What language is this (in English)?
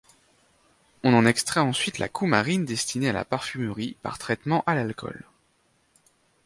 French